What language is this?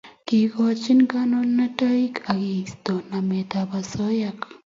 Kalenjin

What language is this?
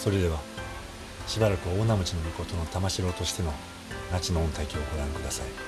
Japanese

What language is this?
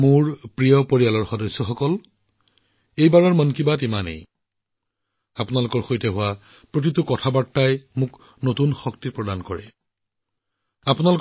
Assamese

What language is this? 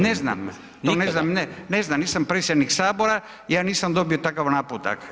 Croatian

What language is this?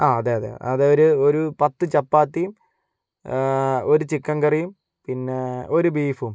Malayalam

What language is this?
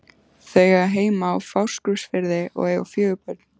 Icelandic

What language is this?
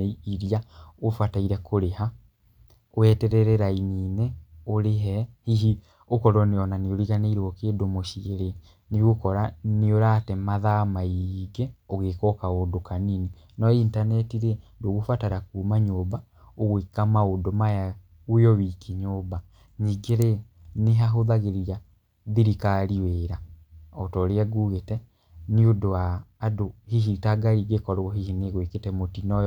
Kikuyu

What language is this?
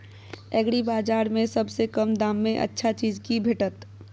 Maithili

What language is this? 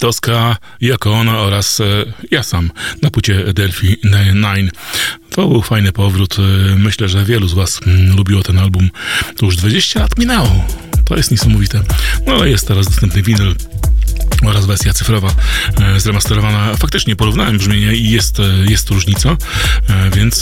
Polish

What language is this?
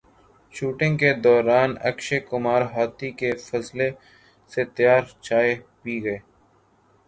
Urdu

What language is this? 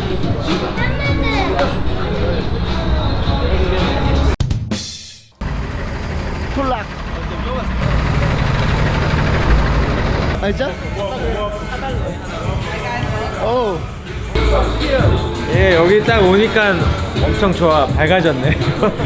Korean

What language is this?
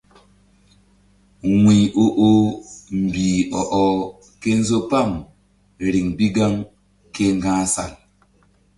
Mbum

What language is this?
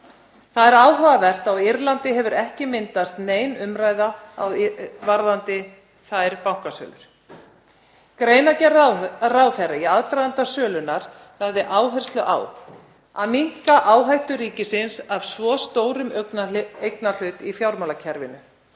Icelandic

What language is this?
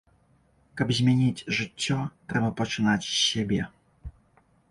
Belarusian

